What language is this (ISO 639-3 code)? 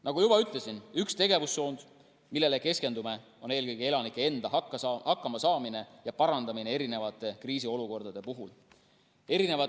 est